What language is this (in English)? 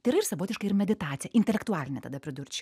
Lithuanian